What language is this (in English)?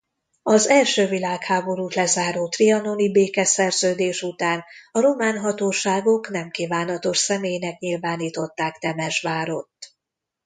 Hungarian